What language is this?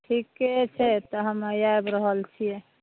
Maithili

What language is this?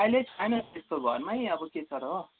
Nepali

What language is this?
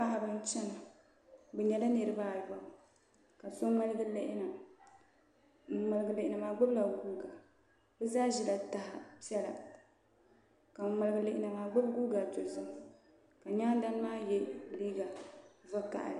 Dagbani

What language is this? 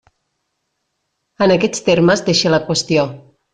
Catalan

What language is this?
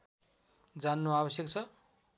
Nepali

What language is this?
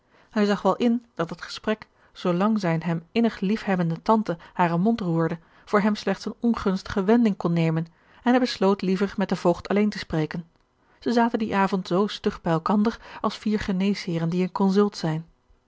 Dutch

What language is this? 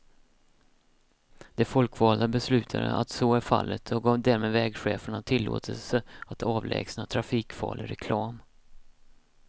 Swedish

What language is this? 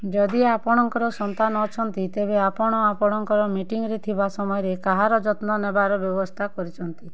Odia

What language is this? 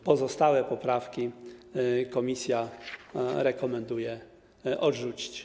Polish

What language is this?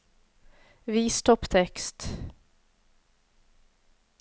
Norwegian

